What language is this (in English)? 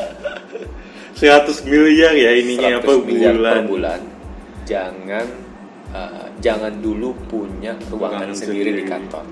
Indonesian